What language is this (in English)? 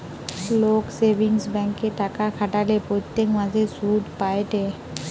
Bangla